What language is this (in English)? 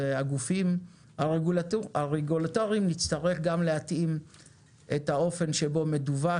Hebrew